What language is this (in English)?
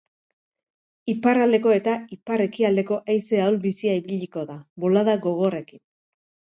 Basque